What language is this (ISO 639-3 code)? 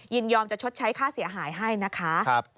tha